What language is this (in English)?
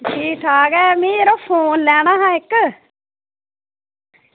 Dogri